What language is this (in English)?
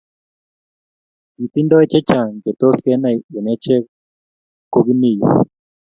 Kalenjin